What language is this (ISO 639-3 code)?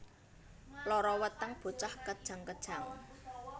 jav